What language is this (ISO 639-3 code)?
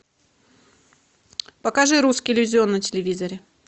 rus